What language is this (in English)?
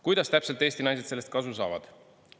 Estonian